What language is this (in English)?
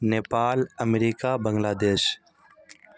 Urdu